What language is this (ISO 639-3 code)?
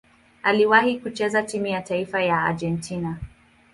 swa